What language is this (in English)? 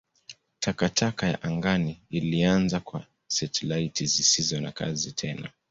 Swahili